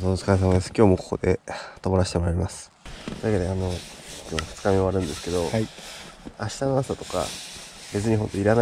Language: Japanese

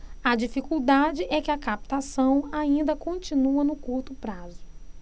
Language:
Portuguese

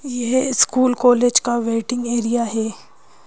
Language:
Hindi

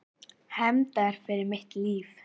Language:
Icelandic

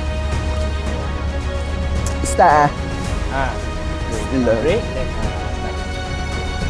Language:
Malay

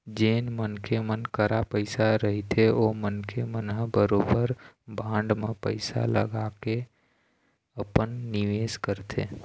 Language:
Chhattisgarhi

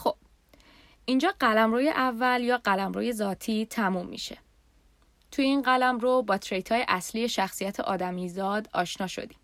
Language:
Persian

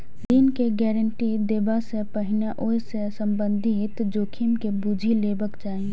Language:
Maithili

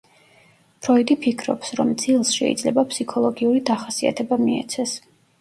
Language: Georgian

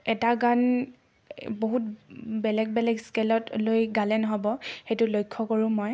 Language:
Assamese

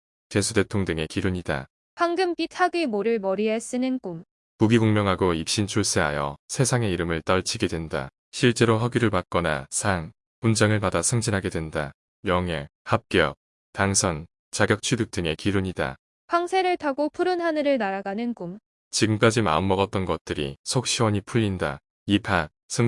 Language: Korean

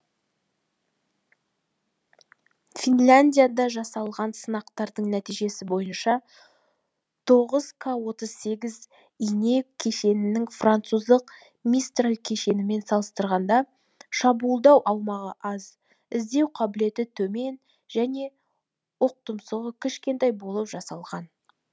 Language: Kazakh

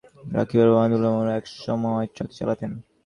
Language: Bangla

